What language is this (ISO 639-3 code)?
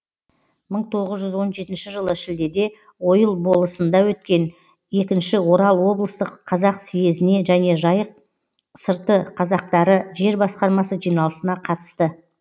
kaz